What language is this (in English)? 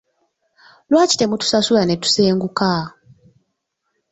Ganda